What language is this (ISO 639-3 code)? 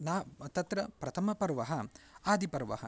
san